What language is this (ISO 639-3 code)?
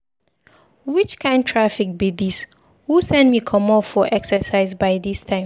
pcm